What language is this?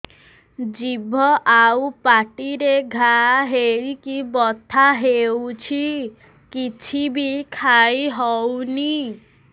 Odia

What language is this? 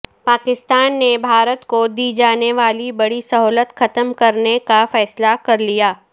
Urdu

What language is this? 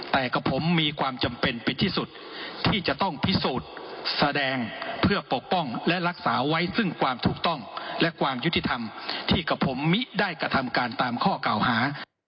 Thai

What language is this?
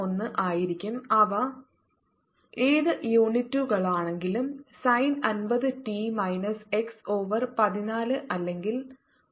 Malayalam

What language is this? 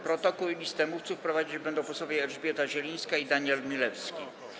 Polish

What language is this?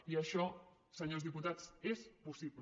Catalan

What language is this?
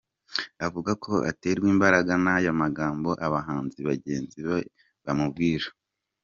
Kinyarwanda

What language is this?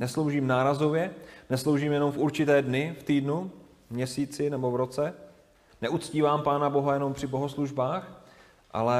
Czech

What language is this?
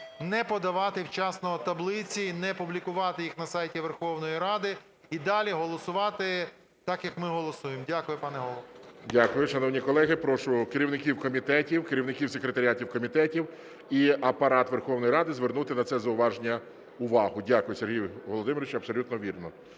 Ukrainian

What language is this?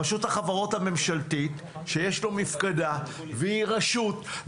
Hebrew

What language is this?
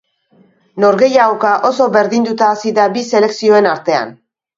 Basque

